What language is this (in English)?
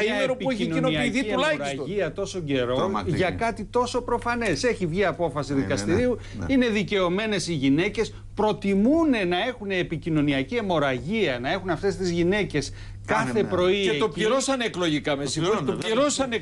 Greek